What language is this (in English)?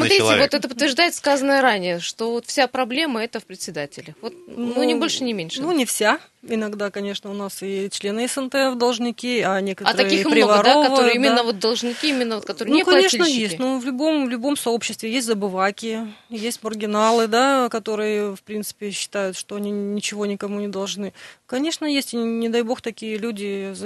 Russian